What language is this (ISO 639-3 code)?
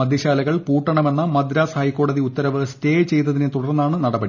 mal